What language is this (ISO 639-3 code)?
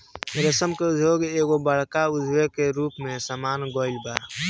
bho